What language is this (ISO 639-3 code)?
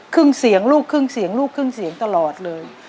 tha